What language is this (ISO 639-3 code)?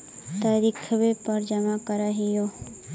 mag